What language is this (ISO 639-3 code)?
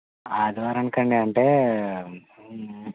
tel